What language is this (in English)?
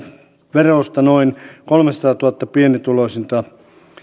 Finnish